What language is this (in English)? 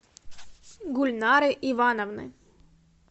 Russian